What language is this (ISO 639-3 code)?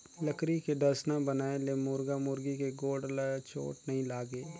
hne